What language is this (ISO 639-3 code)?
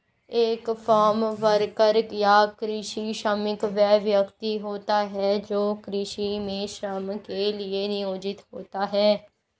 hin